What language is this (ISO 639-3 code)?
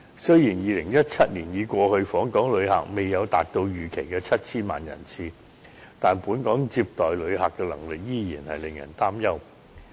yue